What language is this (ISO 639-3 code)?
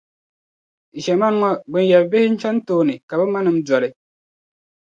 dag